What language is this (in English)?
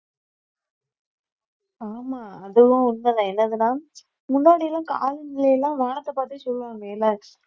Tamil